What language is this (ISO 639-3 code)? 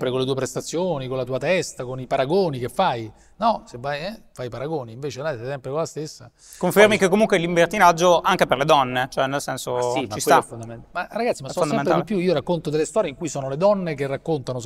ita